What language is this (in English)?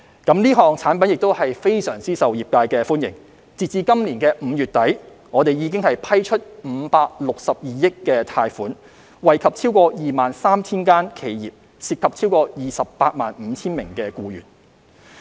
Cantonese